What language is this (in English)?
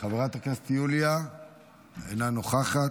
Hebrew